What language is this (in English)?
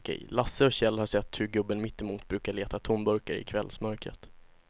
Swedish